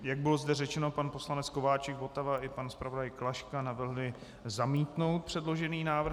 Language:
Czech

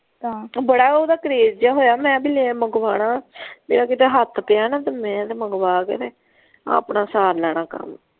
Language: Punjabi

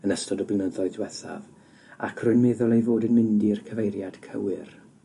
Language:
Welsh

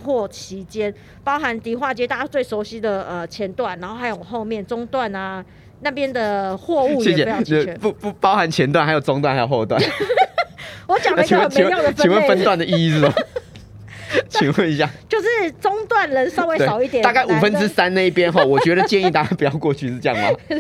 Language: Chinese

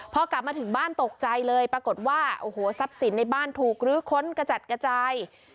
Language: Thai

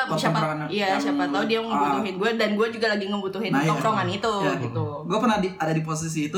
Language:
Indonesian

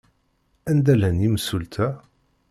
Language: Kabyle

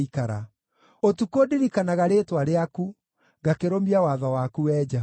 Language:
Kikuyu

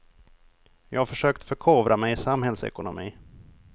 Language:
Swedish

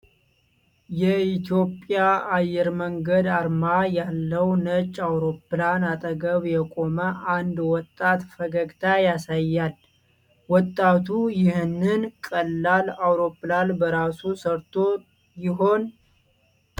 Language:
Amharic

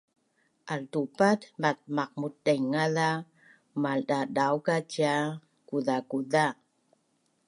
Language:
Bunun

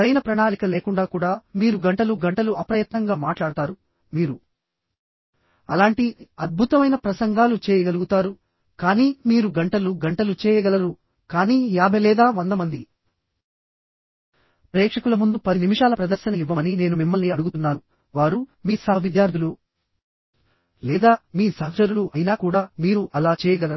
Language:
Telugu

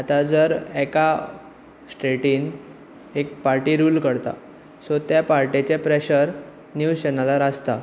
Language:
Konkani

